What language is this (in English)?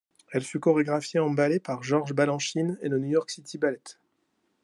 French